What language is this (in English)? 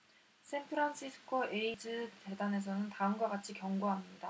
Korean